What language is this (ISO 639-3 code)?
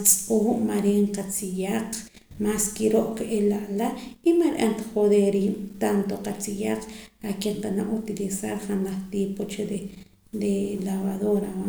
poc